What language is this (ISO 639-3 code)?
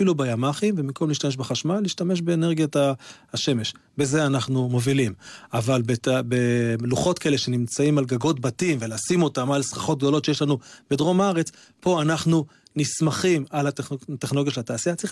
heb